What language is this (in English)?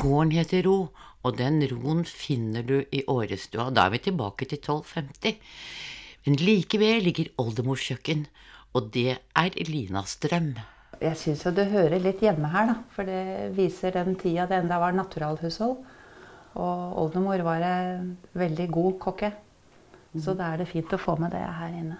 Norwegian